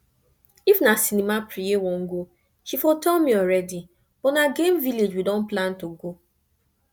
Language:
Nigerian Pidgin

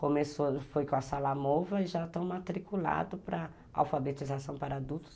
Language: Portuguese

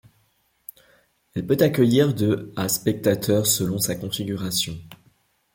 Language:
French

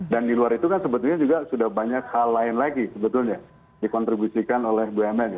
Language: Indonesian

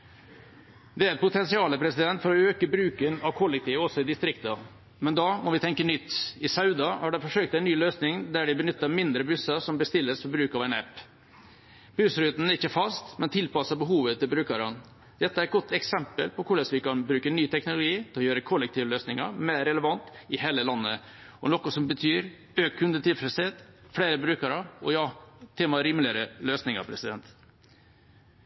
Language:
Norwegian Bokmål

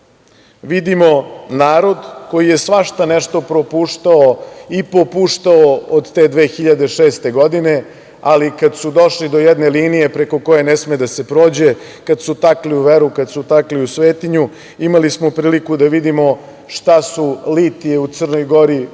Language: Serbian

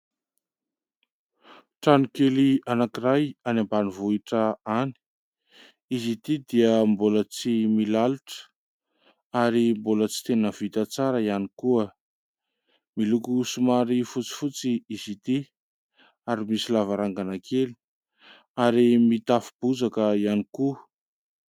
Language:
Malagasy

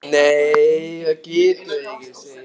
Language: Icelandic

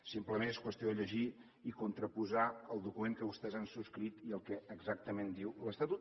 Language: Catalan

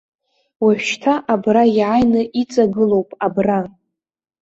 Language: Abkhazian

